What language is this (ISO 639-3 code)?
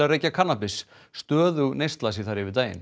isl